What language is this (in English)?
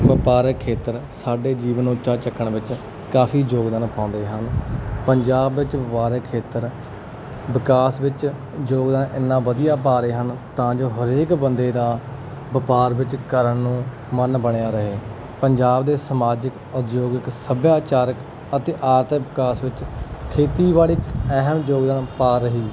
Punjabi